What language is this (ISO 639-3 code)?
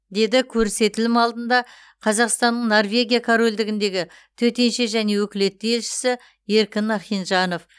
kaz